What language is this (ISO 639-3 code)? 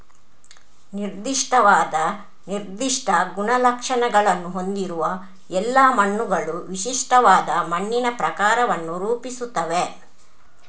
kan